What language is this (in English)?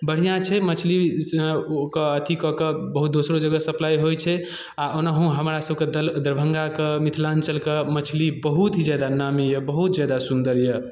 Maithili